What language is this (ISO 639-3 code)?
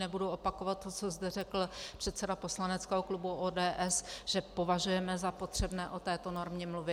ces